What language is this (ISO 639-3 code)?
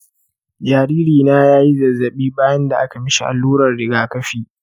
hau